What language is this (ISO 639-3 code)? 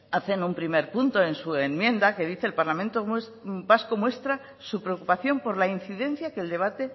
spa